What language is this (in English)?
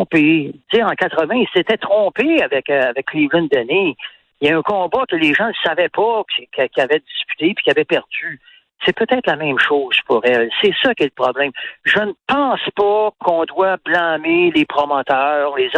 French